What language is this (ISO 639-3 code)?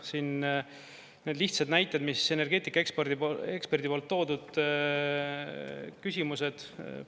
est